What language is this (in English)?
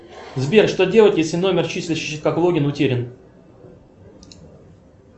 Russian